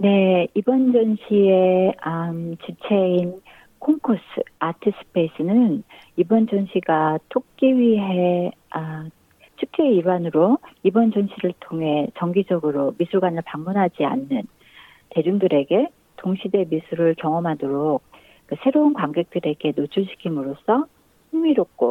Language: Korean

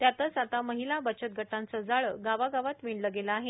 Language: Marathi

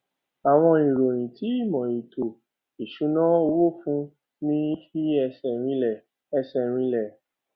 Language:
Yoruba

